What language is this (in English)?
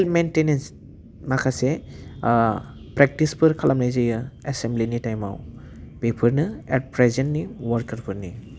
Bodo